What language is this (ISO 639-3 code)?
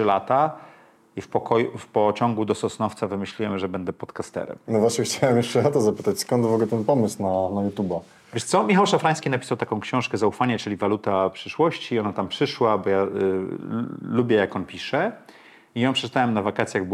pol